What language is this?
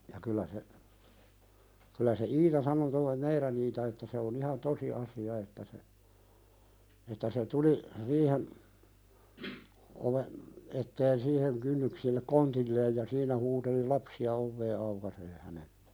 Finnish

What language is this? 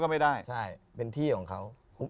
Thai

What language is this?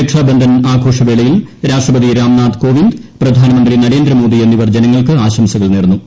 Malayalam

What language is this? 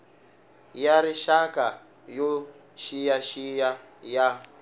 Tsonga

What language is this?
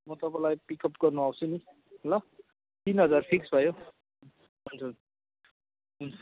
Nepali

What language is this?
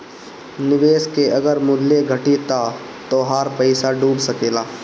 Bhojpuri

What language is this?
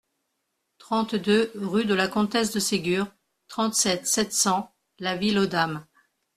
French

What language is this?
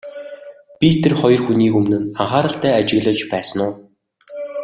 Mongolian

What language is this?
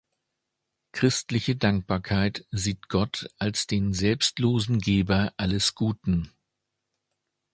German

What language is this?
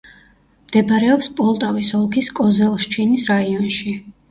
Georgian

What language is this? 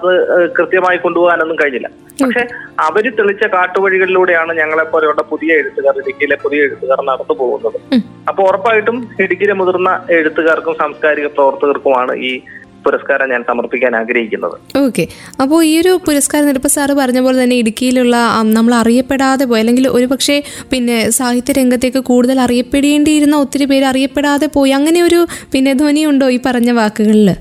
Malayalam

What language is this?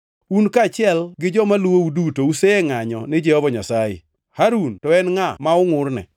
Luo (Kenya and Tanzania)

